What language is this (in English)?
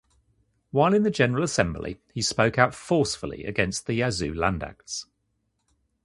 English